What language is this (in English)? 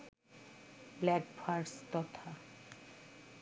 Bangla